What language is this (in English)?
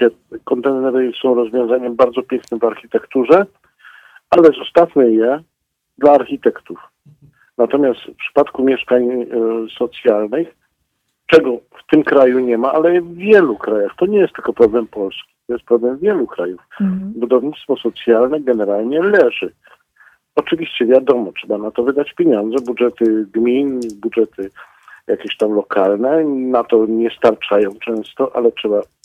Polish